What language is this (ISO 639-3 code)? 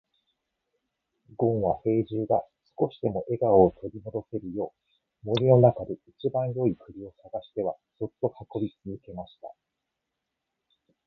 jpn